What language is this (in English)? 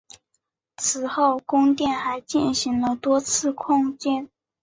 Chinese